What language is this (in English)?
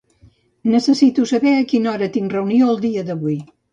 Catalan